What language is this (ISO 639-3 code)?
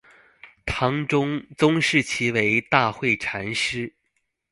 zho